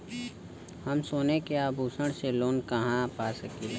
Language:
Bhojpuri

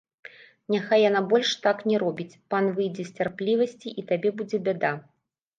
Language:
Belarusian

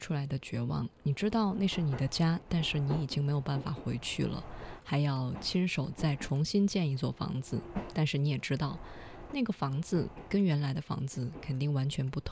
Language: Chinese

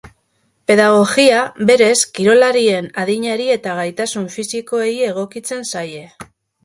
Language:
Basque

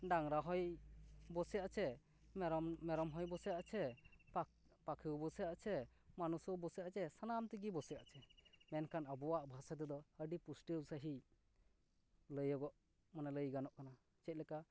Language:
Santali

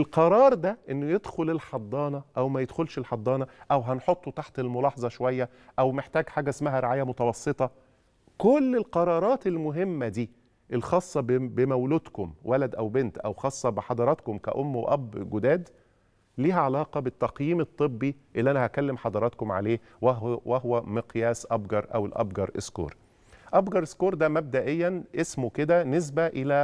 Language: Arabic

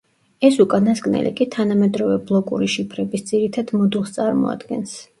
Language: Georgian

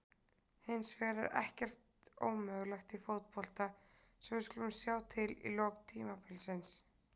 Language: Icelandic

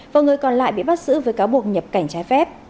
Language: Vietnamese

